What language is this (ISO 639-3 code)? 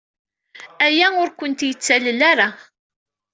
kab